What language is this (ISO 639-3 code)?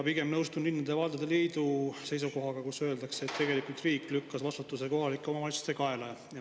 est